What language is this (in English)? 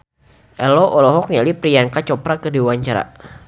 Sundanese